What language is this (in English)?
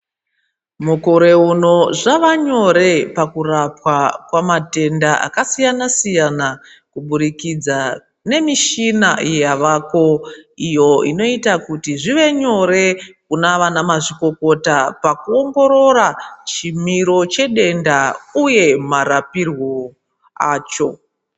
Ndau